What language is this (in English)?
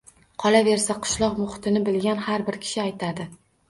Uzbek